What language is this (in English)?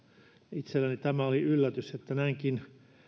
Finnish